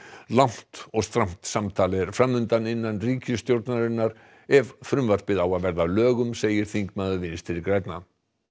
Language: Icelandic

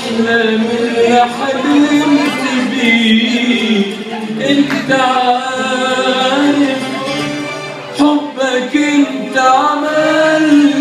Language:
Arabic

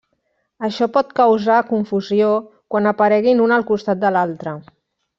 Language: Catalan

